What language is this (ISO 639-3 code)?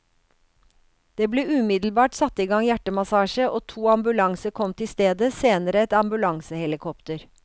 nor